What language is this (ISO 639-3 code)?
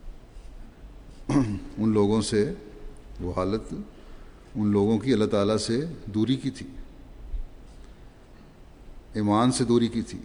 urd